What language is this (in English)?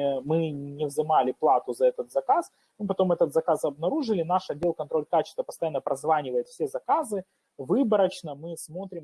Russian